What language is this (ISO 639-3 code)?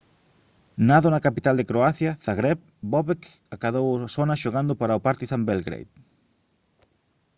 glg